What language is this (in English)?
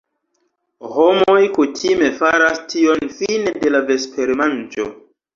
Esperanto